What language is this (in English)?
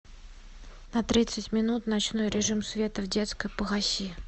Russian